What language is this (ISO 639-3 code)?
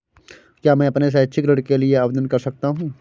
hin